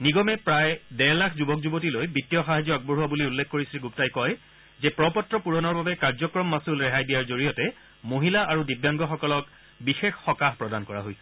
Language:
Assamese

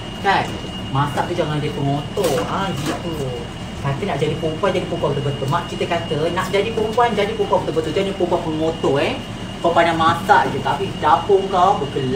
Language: Malay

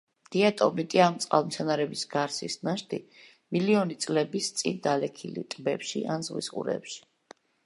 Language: Georgian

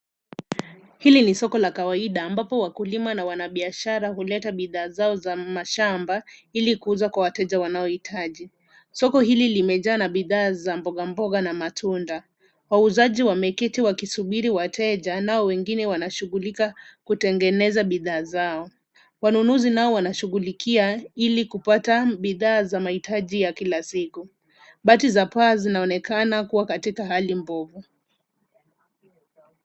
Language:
Swahili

